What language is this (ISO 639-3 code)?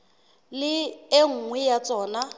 sot